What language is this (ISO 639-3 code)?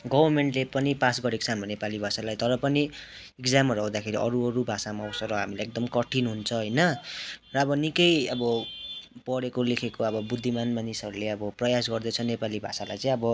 nep